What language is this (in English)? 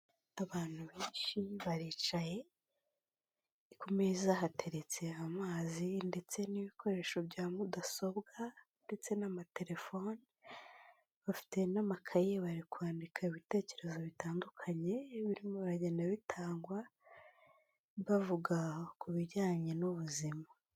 Kinyarwanda